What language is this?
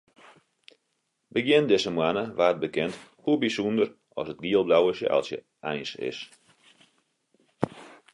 Western Frisian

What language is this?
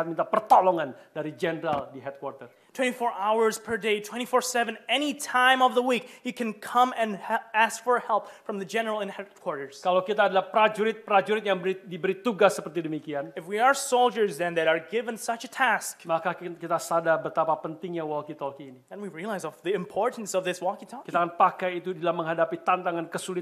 Indonesian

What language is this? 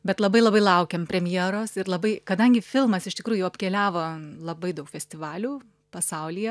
Lithuanian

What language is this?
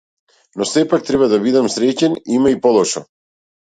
Macedonian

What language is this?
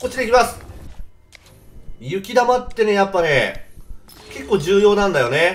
Japanese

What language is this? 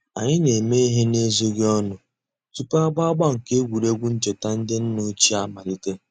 Igbo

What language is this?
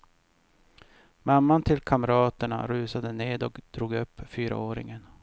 Swedish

